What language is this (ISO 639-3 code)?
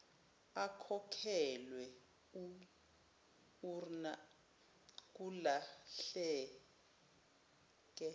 zul